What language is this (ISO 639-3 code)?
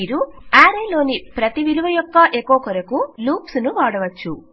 tel